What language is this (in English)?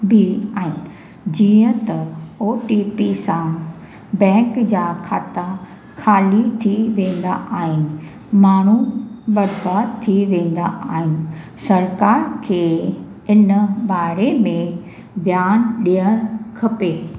Sindhi